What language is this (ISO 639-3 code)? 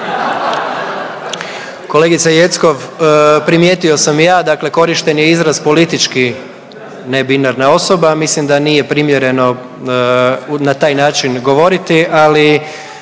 hrv